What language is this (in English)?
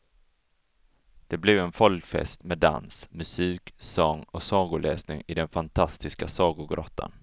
Swedish